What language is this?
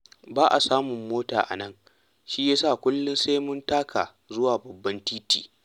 Hausa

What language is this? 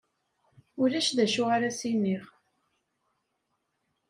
Kabyle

